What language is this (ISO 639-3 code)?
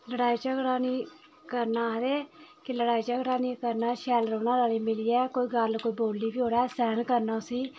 doi